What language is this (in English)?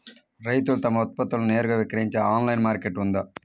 Telugu